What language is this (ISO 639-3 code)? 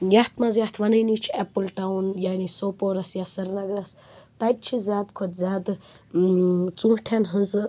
kas